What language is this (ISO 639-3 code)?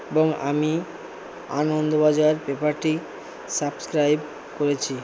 ben